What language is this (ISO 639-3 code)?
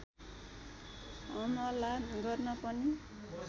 nep